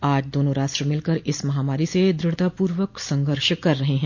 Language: Hindi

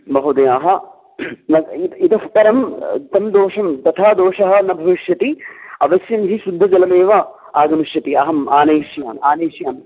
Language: Sanskrit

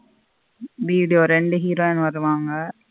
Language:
Tamil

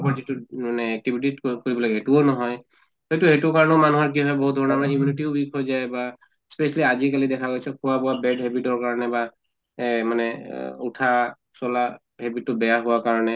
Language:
Assamese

